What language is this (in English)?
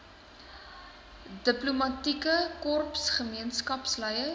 Afrikaans